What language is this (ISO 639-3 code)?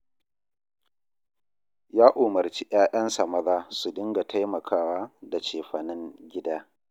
hau